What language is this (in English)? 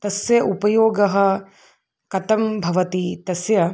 Sanskrit